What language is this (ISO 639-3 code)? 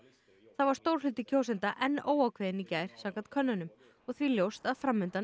isl